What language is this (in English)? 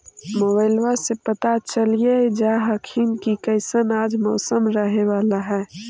Magahi